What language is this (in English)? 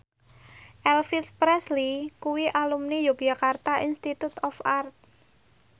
Javanese